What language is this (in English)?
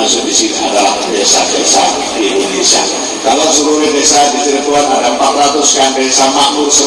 Indonesian